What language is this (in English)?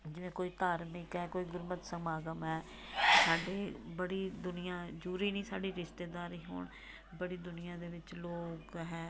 Punjabi